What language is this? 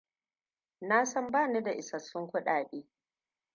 Hausa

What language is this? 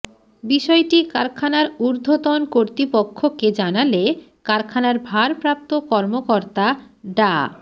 Bangla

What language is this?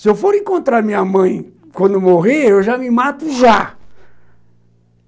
Portuguese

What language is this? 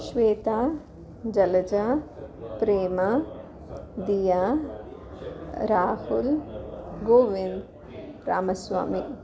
Sanskrit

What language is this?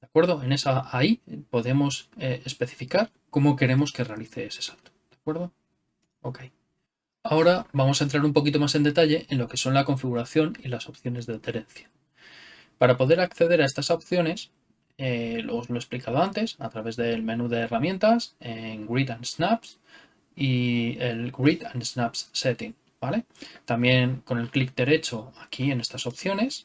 Spanish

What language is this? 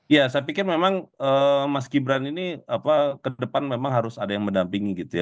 Indonesian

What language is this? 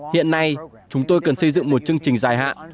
Vietnamese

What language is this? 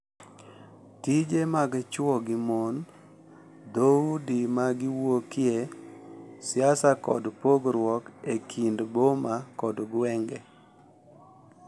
Luo (Kenya and Tanzania)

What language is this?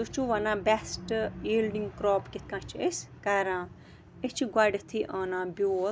Kashmiri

